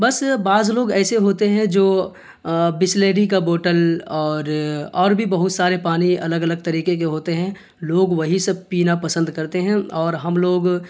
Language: Urdu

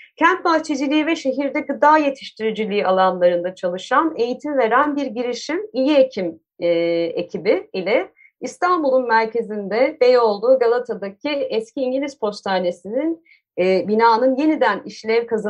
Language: Turkish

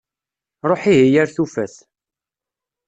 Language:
Kabyle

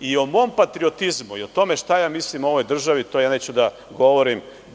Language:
Serbian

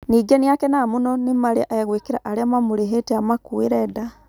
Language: Kikuyu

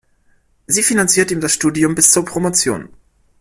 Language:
German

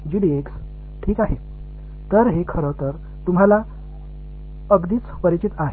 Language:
Tamil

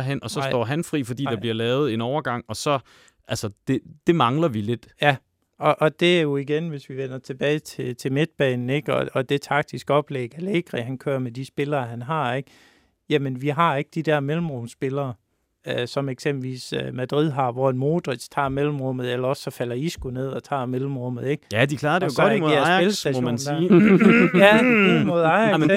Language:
Danish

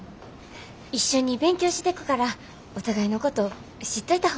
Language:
Japanese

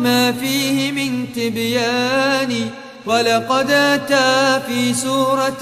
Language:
Arabic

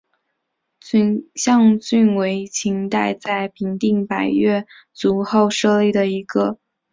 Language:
Chinese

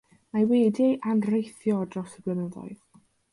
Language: Welsh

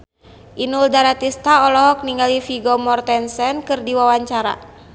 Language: Sundanese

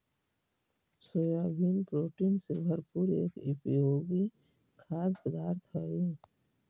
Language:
Magahi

